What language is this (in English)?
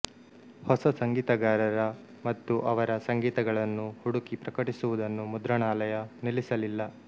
Kannada